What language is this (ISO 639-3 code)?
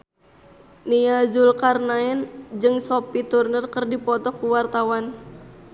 sun